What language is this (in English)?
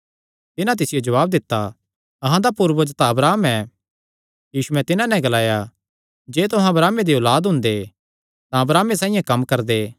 Kangri